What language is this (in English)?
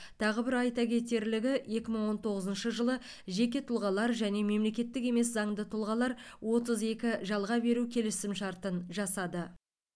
Kazakh